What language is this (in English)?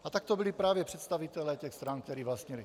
Czech